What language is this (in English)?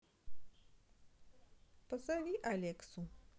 Russian